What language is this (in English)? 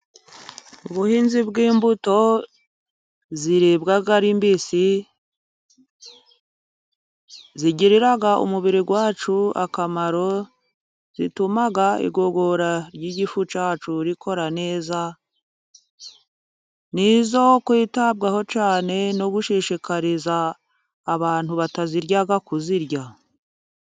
Kinyarwanda